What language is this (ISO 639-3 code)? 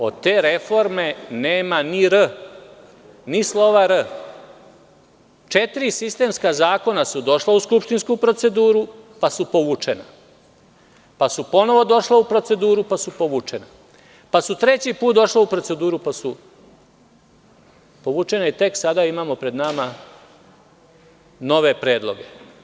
srp